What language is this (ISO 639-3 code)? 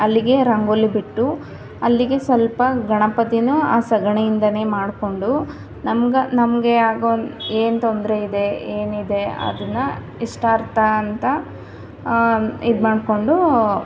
kan